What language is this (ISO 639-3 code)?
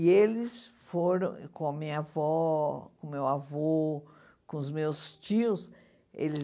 por